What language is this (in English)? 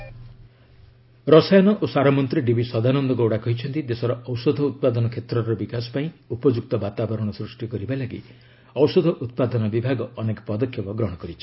Odia